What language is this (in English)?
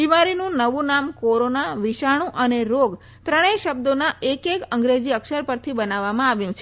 Gujarati